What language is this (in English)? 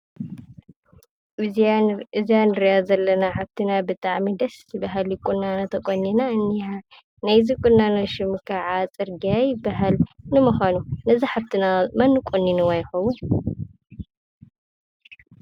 Tigrinya